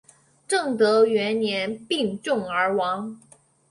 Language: Chinese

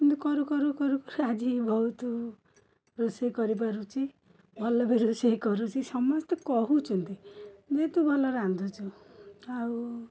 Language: Odia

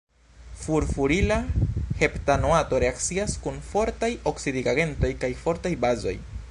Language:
Esperanto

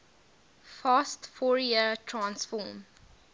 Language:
English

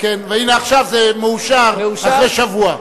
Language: Hebrew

